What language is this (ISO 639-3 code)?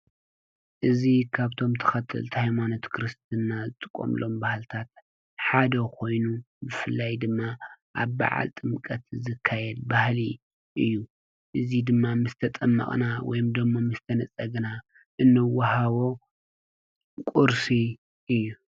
tir